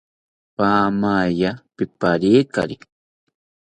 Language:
South Ucayali Ashéninka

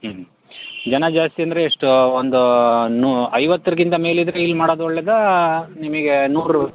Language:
Kannada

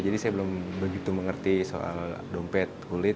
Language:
Indonesian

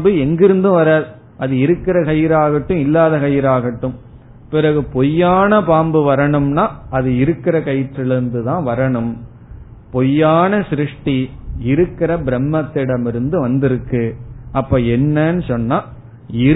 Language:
Tamil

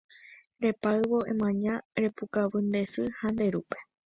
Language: Guarani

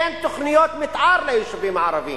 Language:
Hebrew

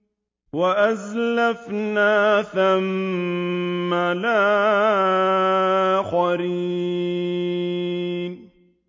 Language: Arabic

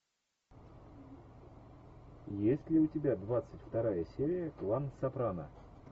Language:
Russian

